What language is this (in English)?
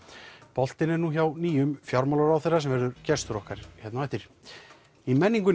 Icelandic